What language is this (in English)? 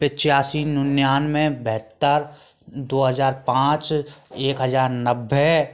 Hindi